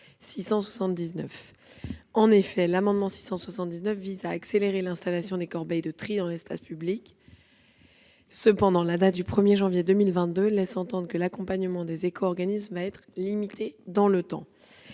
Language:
French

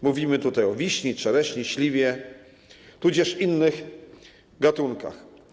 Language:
Polish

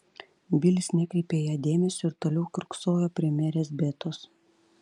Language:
Lithuanian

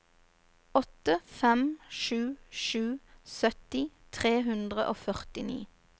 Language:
Norwegian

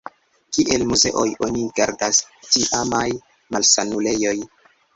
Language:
Esperanto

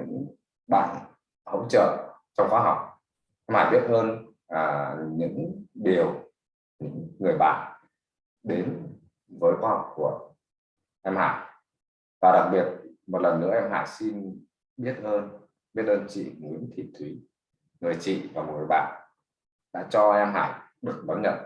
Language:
Vietnamese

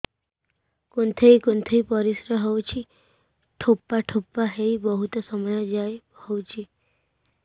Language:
Odia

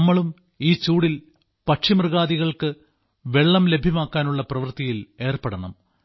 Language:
Malayalam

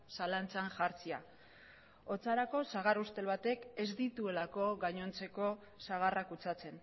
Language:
Basque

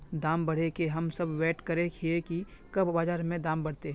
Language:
Magahi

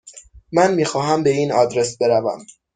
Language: Persian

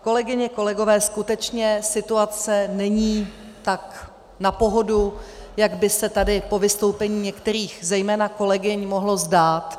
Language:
Czech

